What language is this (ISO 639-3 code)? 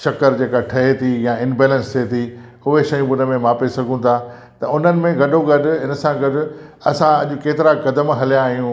snd